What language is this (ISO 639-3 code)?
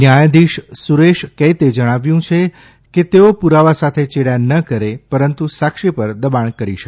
guj